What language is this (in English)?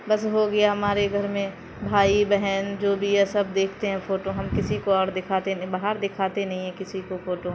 Urdu